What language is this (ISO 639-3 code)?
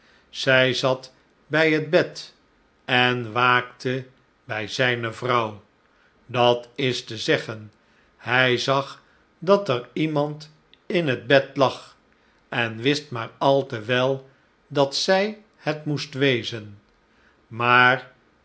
nld